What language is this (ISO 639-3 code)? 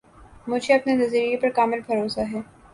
urd